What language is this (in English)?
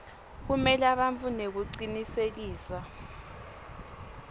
Swati